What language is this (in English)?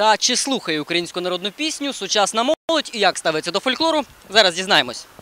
Ukrainian